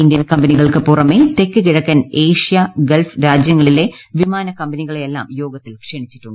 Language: Malayalam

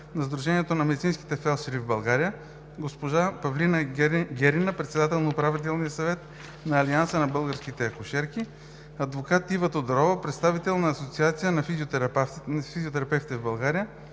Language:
Bulgarian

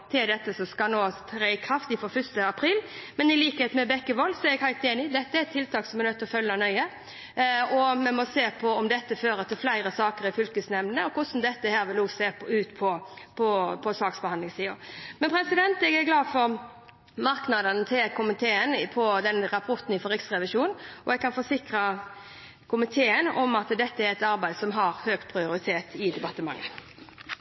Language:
Norwegian Bokmål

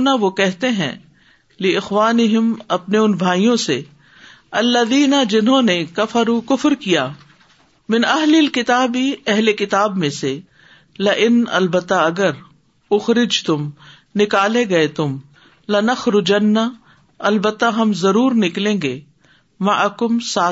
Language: Urdu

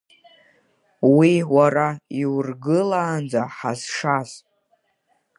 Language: Abkhazian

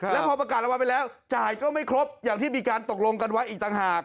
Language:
Thai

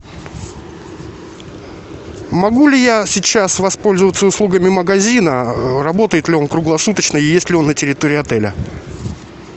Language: Russian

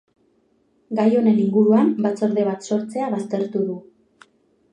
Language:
Basque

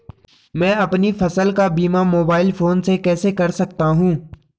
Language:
Hindi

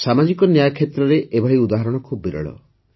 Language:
Odia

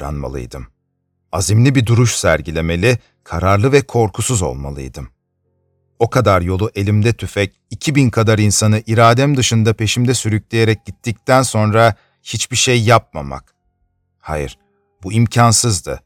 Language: Turkish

